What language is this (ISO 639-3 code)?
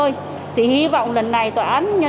vie